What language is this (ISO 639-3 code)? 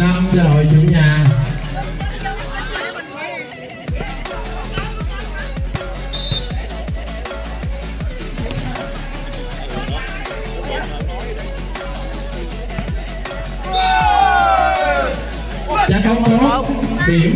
vie